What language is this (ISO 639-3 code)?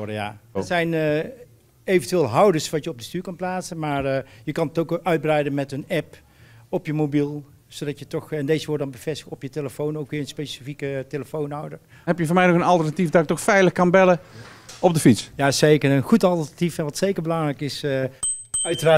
nld